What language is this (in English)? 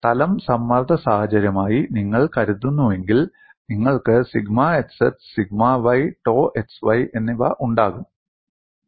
Malayalam